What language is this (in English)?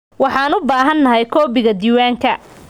Somali